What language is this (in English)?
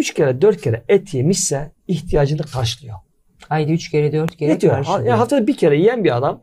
Turkish